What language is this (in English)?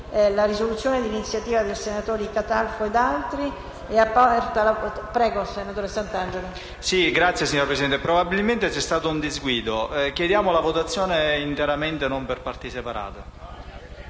Italian